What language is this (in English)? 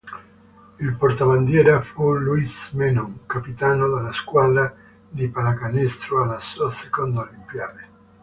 Italian